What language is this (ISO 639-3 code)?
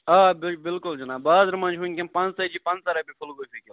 kas